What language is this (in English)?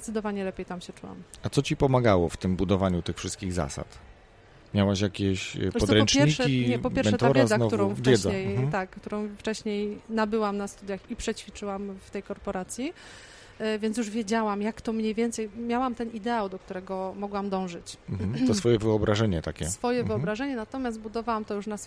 Polish